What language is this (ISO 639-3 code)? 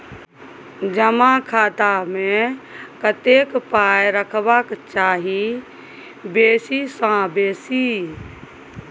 mai